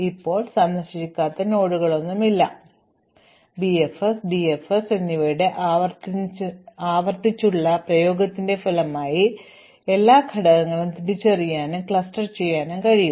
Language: Malayalam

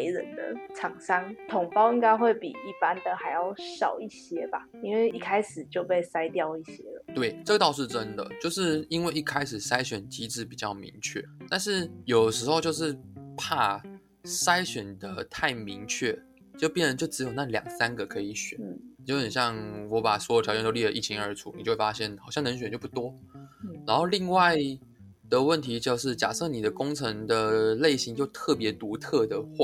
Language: Chinese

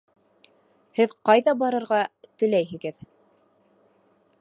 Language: Bashkir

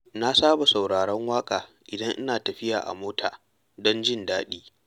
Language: Hausa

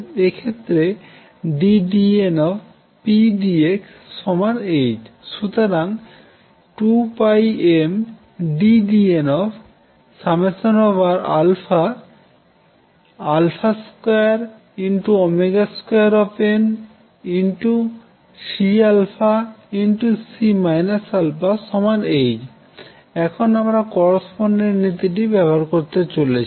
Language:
Bangla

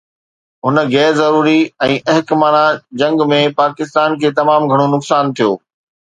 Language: Sindhi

